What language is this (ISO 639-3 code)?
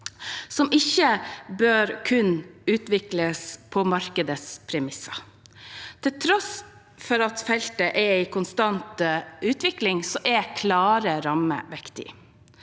nor